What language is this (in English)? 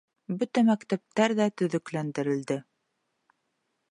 Bashkir